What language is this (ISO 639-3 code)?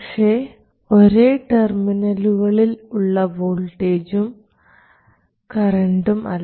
mal